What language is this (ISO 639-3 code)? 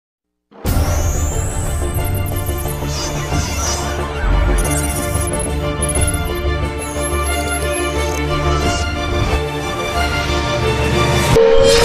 ind